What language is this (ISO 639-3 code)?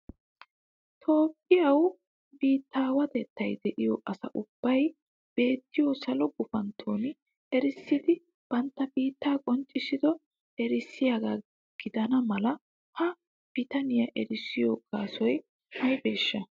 wal